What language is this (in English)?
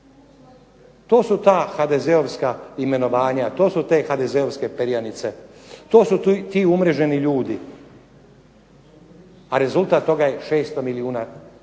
Croatian